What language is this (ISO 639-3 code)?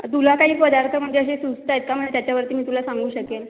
mar